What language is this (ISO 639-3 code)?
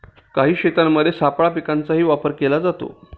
mar